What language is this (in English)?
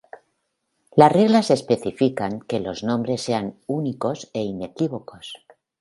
Spanish